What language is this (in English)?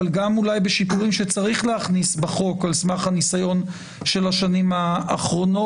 Hebrew